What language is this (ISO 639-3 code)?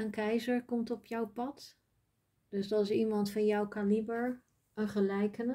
nld